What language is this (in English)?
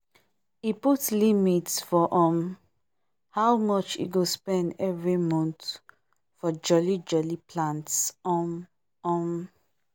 Nigerian Pidgin